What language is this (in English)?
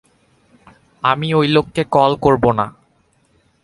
Bangla